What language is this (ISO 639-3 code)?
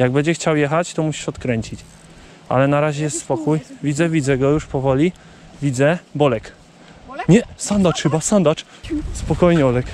pol